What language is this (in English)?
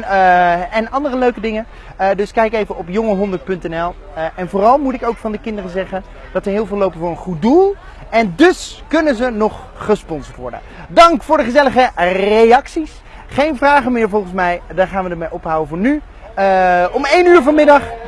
Dutch